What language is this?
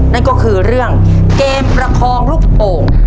Thai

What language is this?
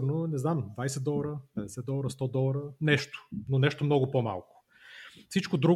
Bulgarian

